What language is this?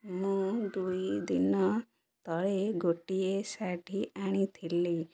Odia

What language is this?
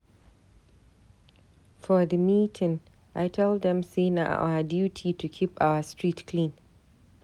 Nigerian Pidgin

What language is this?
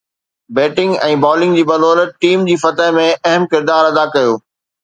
Sindhi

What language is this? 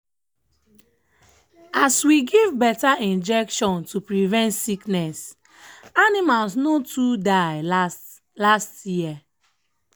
Nigerian Pidgin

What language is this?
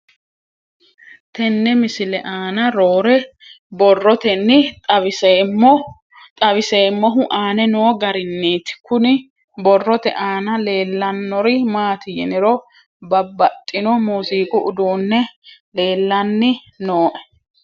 Sidamo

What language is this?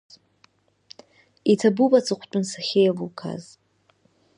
Abkhazian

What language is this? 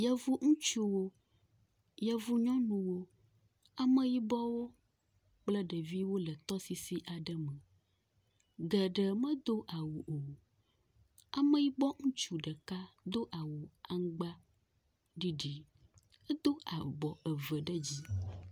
Ewe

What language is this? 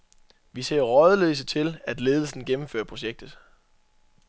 Danish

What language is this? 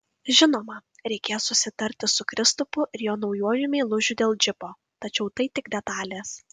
Lithuanian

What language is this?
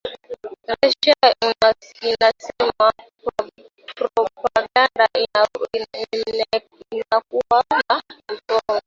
Swahili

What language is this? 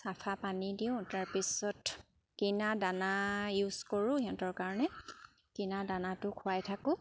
Assamese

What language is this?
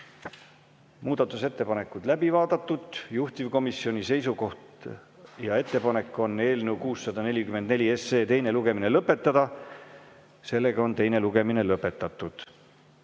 Estonian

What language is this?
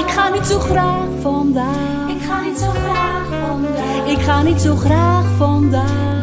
Dutch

